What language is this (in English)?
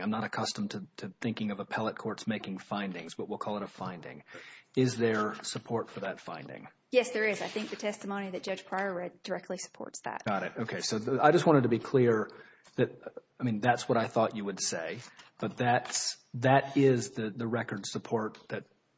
English